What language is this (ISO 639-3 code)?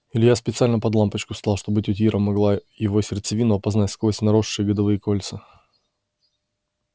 rus